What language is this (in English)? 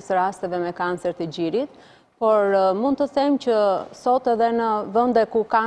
English